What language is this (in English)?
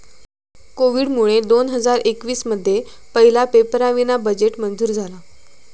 Marathi